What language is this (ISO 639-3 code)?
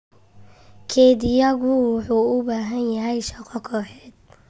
som